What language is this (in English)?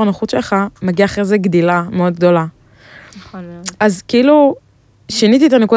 Hebrew